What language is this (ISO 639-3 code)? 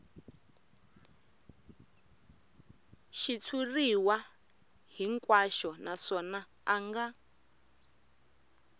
tso